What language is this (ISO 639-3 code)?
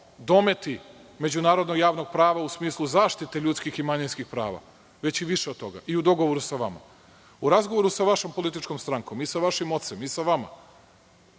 srp